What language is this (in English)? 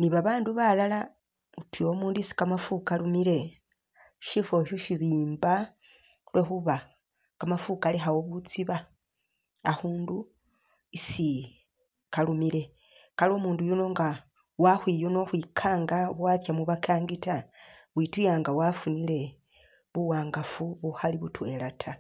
Masaaba